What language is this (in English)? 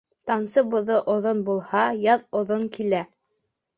Bashkir